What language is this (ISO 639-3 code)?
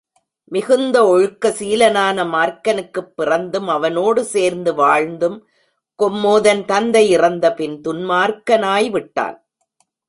tam